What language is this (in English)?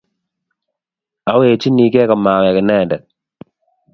Kalenjin